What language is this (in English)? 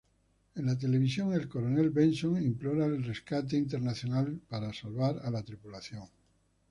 Spanish